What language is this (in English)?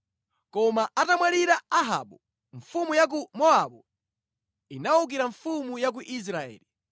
Nyanja